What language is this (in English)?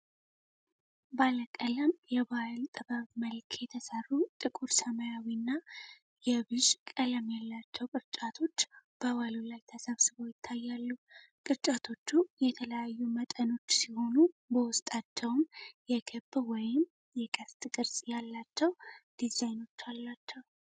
Amharic